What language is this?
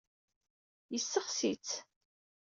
Kabyle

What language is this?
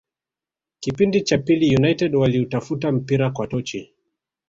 Swahili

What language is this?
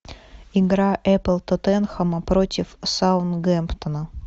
Russian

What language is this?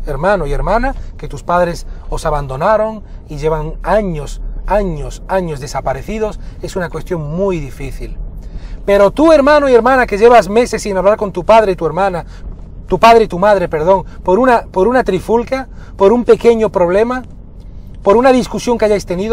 Spanish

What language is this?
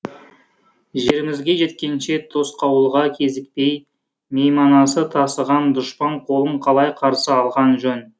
Kazakh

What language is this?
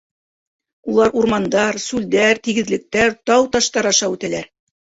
Bashkir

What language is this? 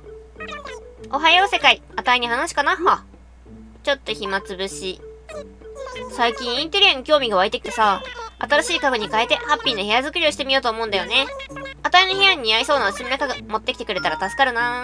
Japanese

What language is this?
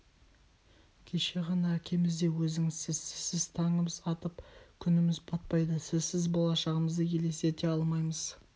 Kazakh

